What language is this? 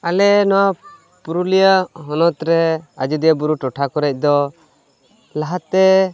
Santali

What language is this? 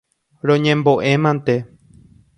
Guarani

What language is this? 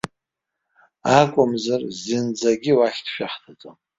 Abkhazian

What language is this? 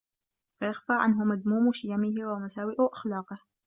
Arabic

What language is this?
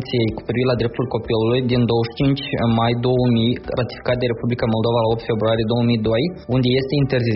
Romanian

